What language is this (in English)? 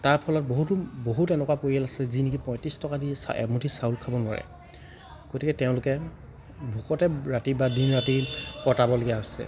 Assamese